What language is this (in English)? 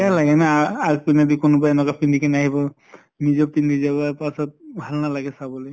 Assamese